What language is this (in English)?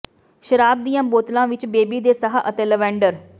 Punjabi